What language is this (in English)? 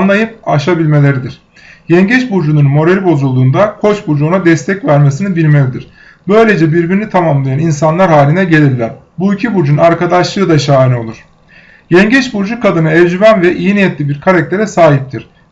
Turkish